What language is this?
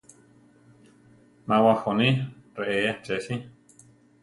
Central Tarahumara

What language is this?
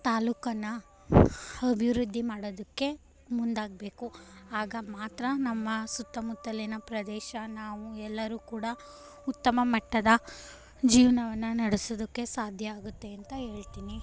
Kannada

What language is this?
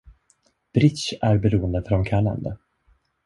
Swedish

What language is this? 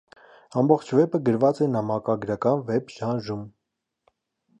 Armenian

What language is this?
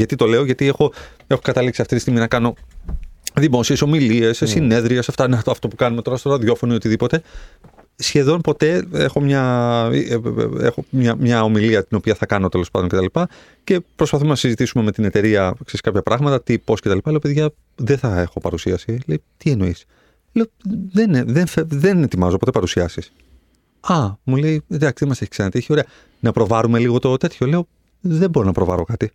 Greek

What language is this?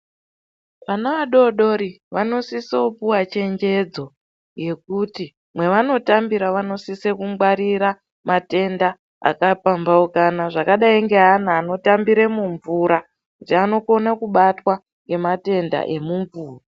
Ndau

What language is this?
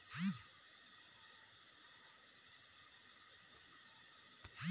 Chhattisgarhi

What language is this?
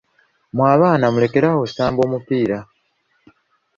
Ganda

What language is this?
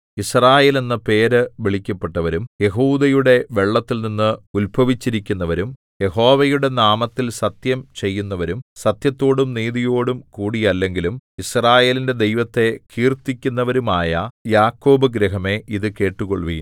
Malayalam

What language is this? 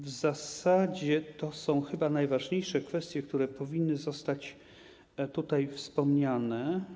Polish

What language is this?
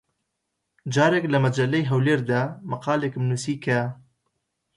Central Kurdish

